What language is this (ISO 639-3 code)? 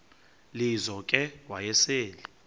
xho